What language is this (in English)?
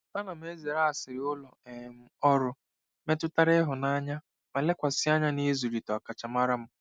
Igbo